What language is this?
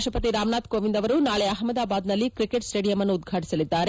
Kannada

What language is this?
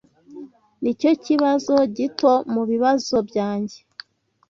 Kinyarwanda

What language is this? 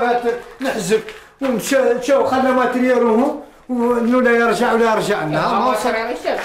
Arabic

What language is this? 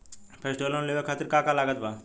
Bhojpuri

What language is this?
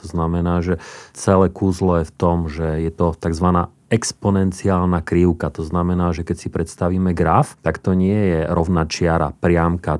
Slovak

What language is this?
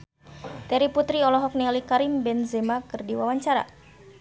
Sundanese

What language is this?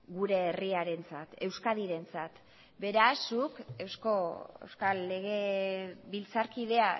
Basque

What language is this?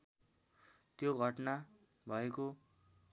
Nepali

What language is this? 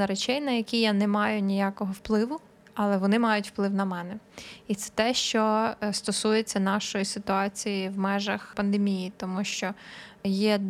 Ukrainian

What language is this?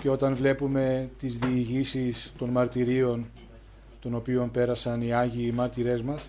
Greek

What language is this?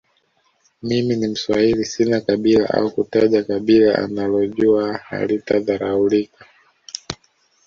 Swahili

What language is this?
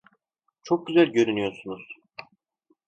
Turkish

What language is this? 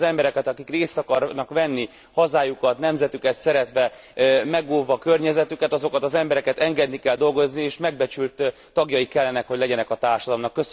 Hungarian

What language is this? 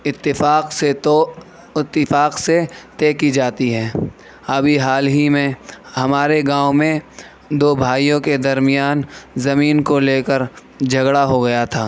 Urdu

